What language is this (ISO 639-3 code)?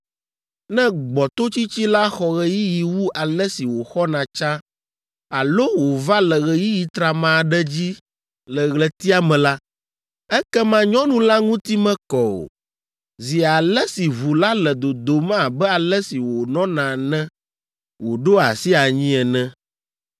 ewe